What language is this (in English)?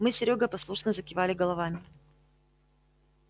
Russian